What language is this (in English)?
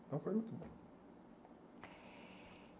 Portuguese